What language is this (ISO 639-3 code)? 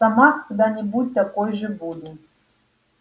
rus